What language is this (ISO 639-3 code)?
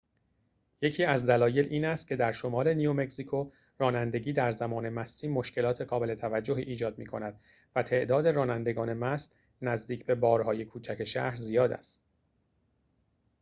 fas